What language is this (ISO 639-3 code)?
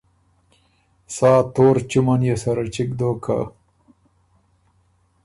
oru